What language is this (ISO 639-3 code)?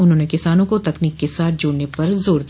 hin